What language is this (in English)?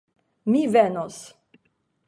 Esperanto